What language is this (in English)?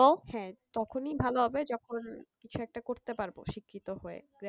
Bangla